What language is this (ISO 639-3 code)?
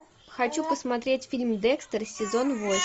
rus